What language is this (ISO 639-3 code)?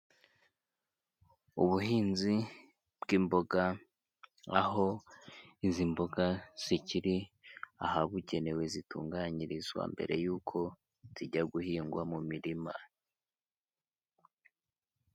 kin